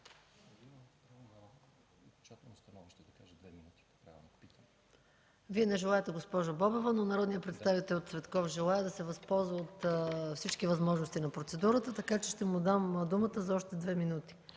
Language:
Bulgarian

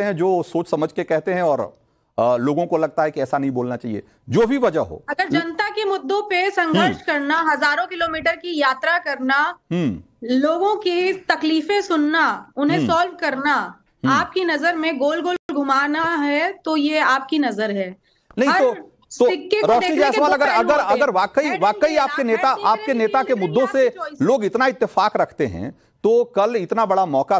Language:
Hindi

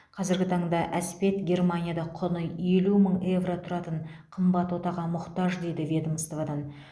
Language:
Kazakh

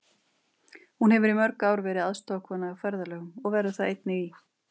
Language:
Icelandic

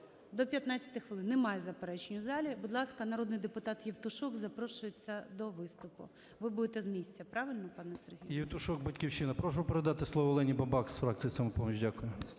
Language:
Ukrainian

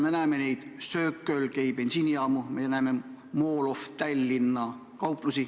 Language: Estonian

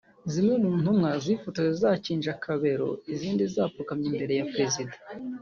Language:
Kinyarwanda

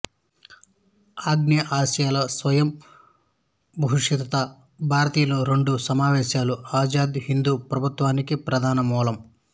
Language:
Telugu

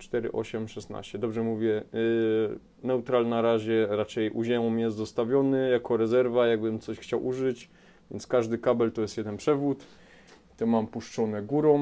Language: Polish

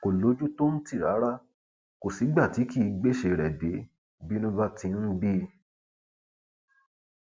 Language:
Yoruba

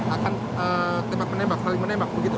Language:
Indonesian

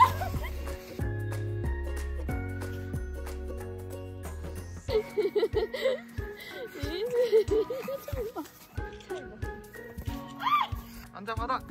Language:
Korean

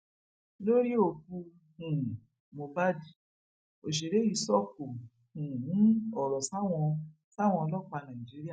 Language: Yoruba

